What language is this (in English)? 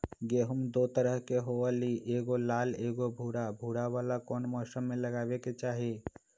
Magahi